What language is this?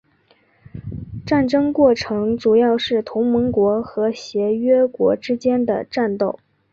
Chinese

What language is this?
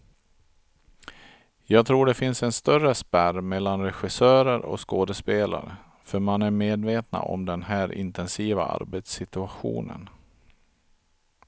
Swedish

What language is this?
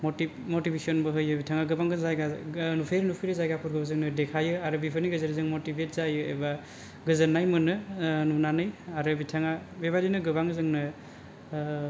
Bodo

